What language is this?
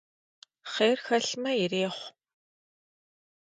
Kabardian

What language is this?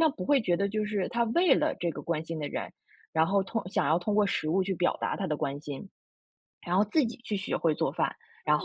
Chinese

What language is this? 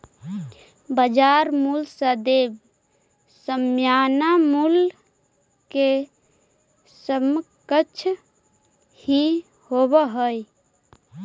Magahi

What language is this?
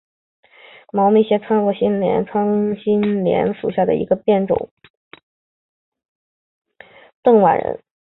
Chinese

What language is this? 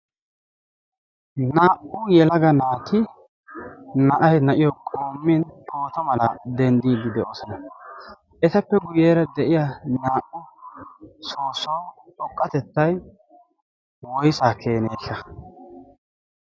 Wolaytta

